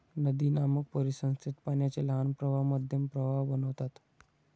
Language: Marathi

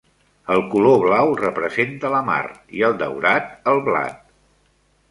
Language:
Catalan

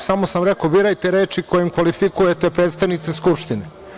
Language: Serbian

